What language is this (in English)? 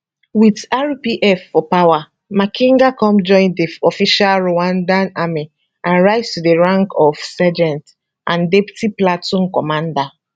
Nigerian Pidgin